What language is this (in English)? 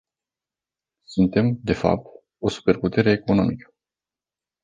Romanian